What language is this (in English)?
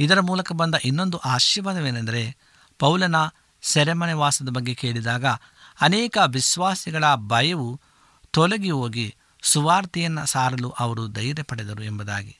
Kannada